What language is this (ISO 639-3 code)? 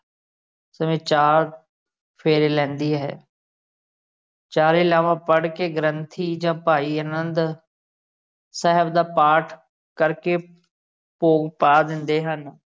pan